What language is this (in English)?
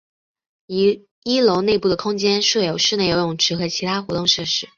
Chinese